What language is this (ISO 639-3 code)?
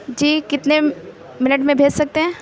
urd